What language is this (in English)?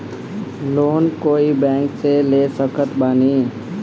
Bhojpuri